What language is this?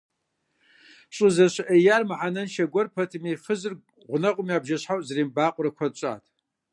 Kabardian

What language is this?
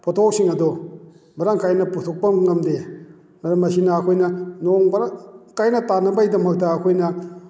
Manipuri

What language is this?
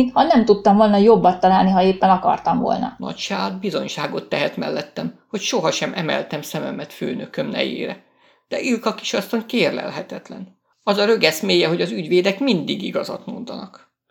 Hungarian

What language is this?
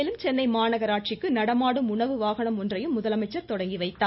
Tamil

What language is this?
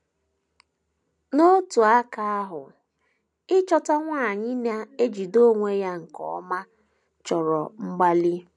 Igbo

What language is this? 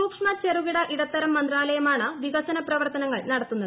Malayalam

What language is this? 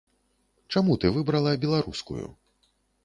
Belarusian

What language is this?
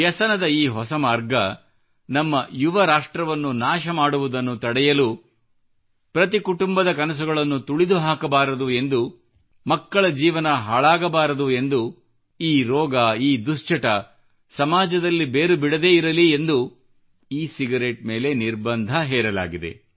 Kannada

